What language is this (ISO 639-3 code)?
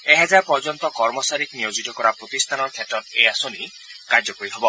asm